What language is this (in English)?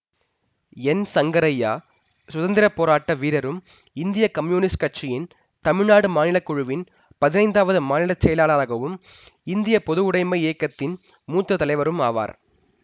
Tamil